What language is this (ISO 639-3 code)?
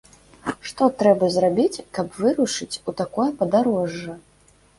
bel